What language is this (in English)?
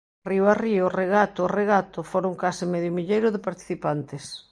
Galician